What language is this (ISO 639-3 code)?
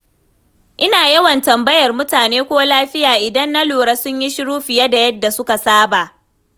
hau